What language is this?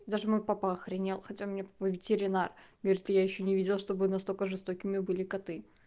Russian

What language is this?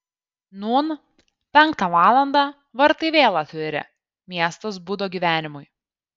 Lithuanian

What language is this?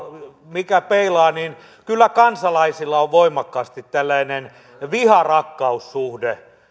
Finnish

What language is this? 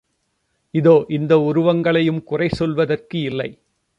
Tamil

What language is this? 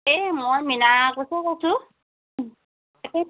Assamese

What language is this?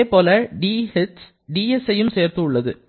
Tamil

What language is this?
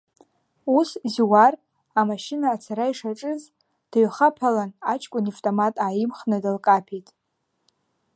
Abkhazian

